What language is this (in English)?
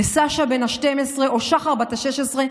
Hebrew